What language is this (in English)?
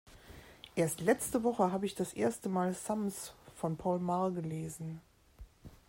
German